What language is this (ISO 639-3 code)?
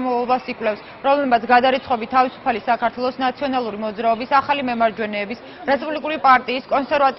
ron